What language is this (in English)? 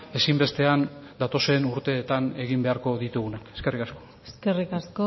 Basque